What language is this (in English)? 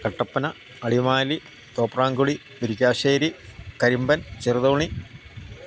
Malayalam